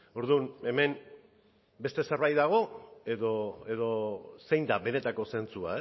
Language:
Basque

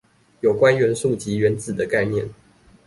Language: Chinese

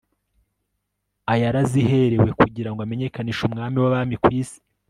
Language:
Kinyarwanda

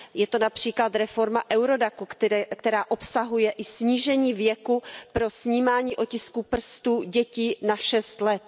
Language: Czech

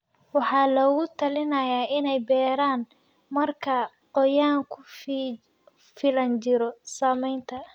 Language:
Somali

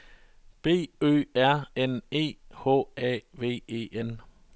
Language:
Danish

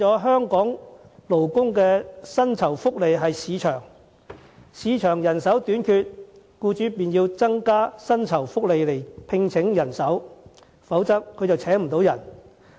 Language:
Cantonese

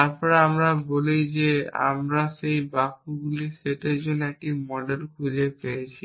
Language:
Bangla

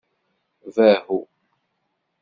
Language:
Kabyle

